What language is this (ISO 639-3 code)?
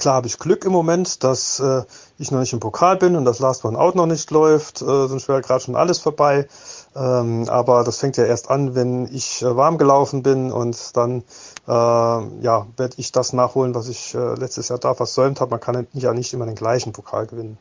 deu